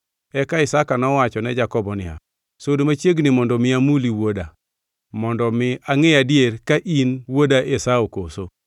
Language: Luo (Kenya and Tanzania)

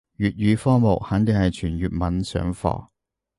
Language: Cantonese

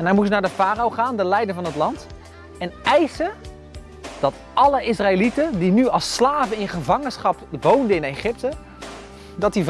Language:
Dutch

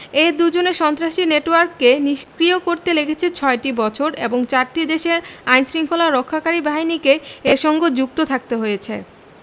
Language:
Bangla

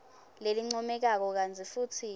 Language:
Swati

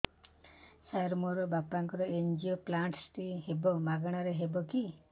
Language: Odia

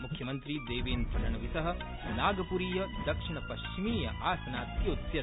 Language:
Sanskrit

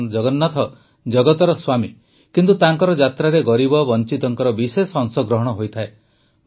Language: Odia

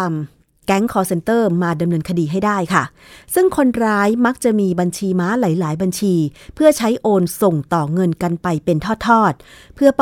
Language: Thai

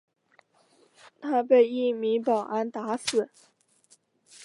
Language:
Chinese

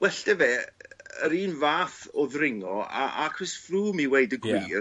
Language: Welsh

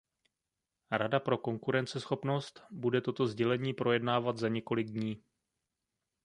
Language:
Czech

